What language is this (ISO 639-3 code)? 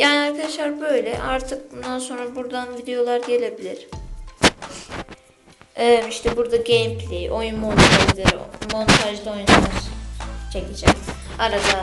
tur